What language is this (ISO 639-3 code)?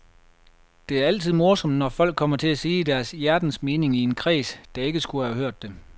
dan